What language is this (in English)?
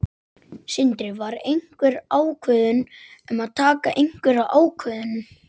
Icelandic